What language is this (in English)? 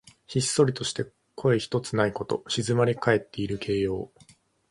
Japanese